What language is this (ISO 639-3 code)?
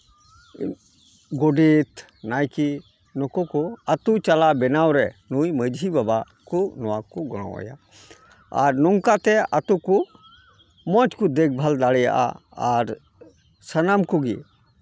sat